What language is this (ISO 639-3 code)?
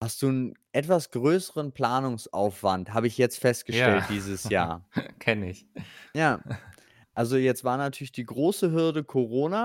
deu